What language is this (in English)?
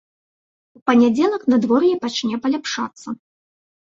Belarusian